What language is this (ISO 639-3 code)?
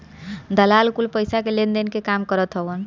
bho